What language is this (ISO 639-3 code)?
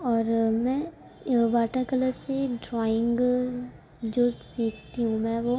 urd